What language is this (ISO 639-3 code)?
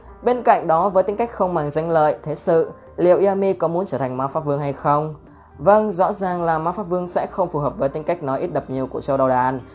vie